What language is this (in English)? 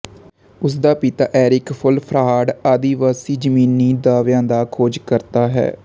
Punjabi